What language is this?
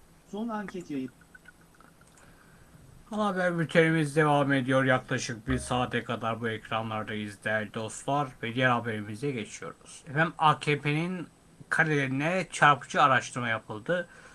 Turkish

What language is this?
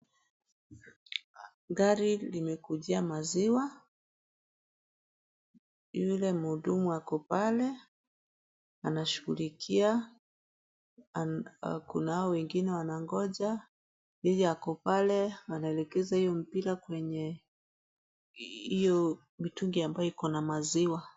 Swahili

